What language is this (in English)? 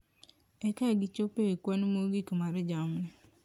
Luo (Kenya and Tanzania)